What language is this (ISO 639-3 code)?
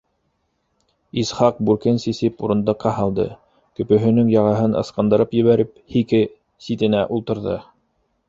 bak